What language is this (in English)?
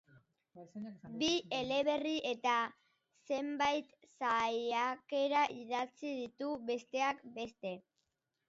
Basque